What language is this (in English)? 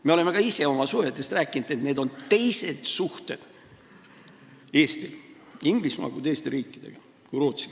Estonian